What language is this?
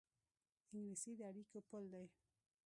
Pashto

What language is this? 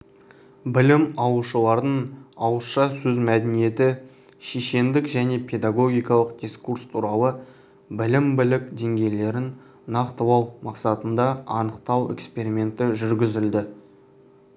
Kazakh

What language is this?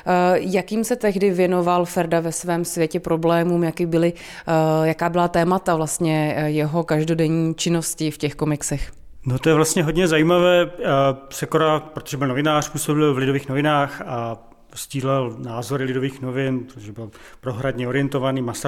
Czech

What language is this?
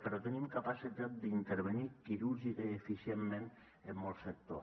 Catalan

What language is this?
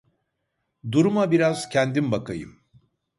Turkish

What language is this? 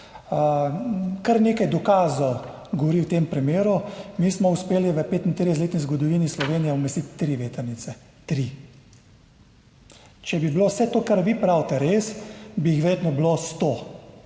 Slovenian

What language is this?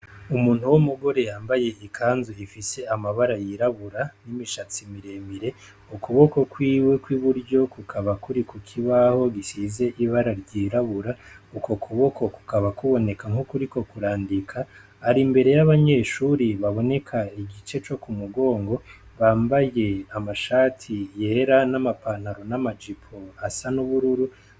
Rundi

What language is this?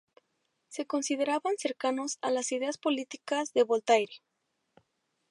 Spanish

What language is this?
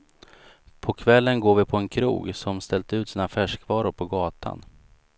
Swedish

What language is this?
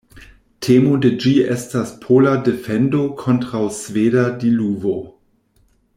Esperanto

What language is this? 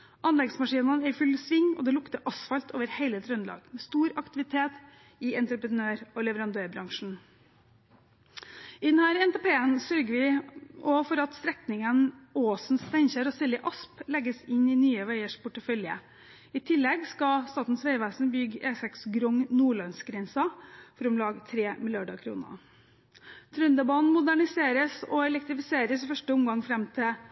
Norwegian Bokmål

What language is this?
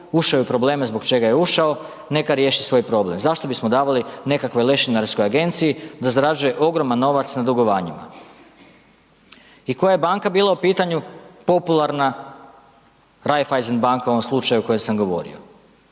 Croatian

